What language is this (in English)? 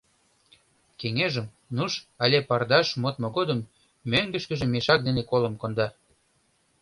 Mari